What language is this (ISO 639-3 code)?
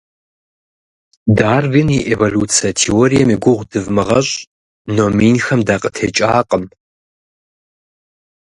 kbd